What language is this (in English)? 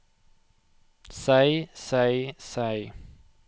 Norwegian